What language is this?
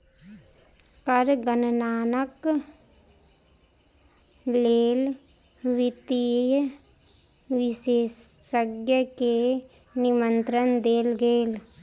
Maithili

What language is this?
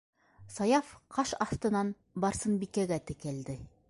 Bashkir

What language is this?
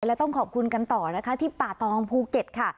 Thai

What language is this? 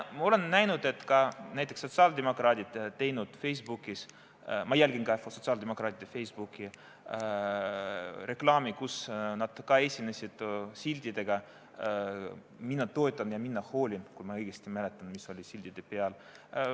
Estonian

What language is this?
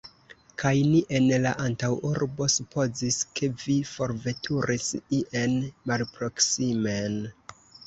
Esperanto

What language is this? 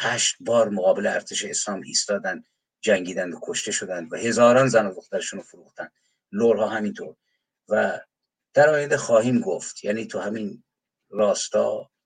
Persian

